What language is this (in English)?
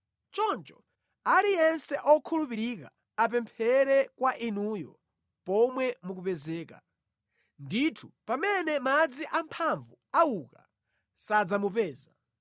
Nyanja